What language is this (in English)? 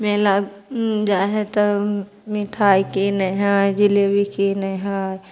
Maithili